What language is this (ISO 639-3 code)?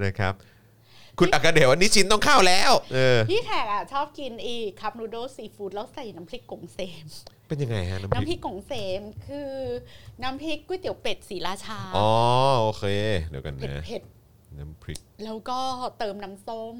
tha